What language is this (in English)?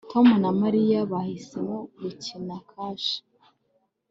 Kinyarwanda